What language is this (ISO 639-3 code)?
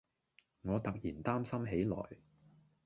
yue